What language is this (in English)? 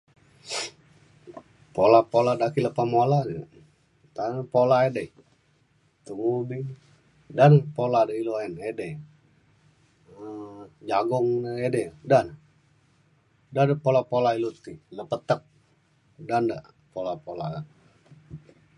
Mainstream Kenyah